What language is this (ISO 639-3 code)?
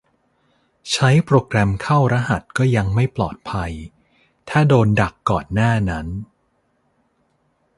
tha